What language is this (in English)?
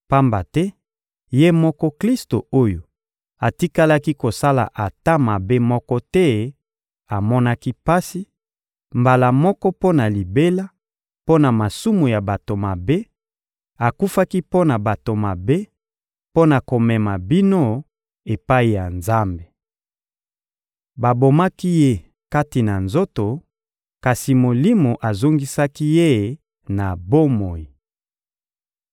Lingala